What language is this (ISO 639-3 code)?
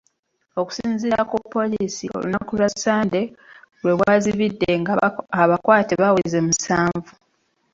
lug